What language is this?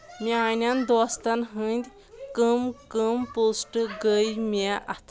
Kashmiri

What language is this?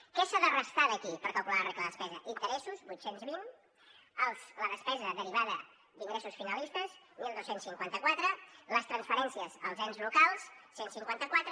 Catalan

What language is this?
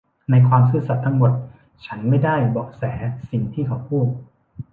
Thai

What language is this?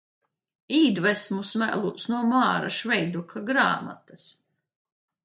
Latvian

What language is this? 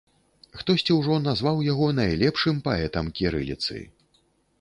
Belarusian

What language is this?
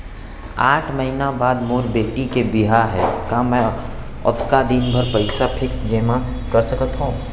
Chhattisgarhi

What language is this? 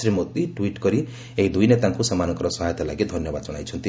Odia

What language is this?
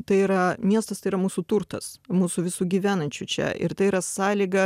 Lithuanian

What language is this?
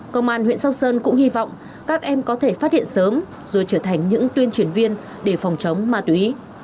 Vietnamese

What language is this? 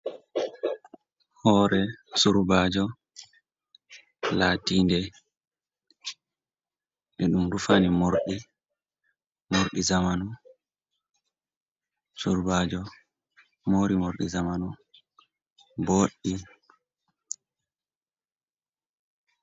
Fula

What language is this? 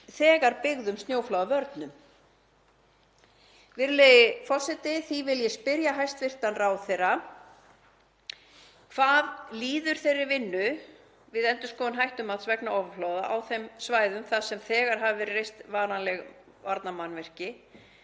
Icelandic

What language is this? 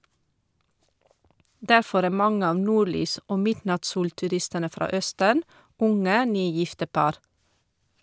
Norwegian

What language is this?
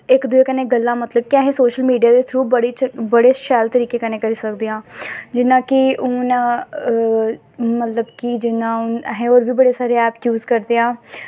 Dogri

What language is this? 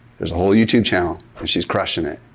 English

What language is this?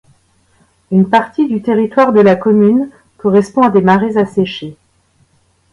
French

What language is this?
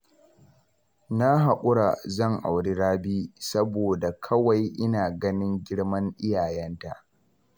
Hausa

